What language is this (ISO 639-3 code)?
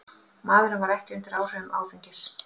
isl